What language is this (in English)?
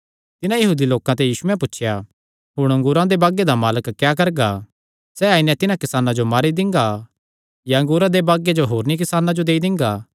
Kangri